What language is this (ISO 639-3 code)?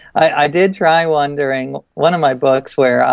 eng